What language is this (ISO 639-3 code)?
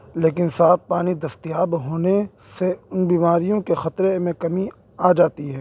urd